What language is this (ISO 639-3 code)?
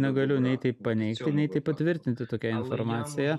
lit